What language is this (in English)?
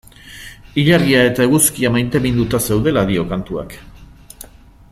Basque